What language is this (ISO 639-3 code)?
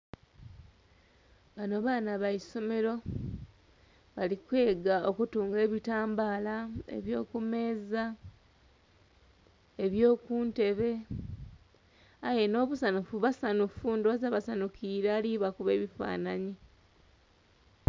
xog